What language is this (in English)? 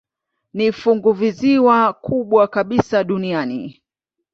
Swahili